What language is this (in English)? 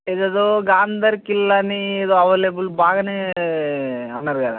Telugu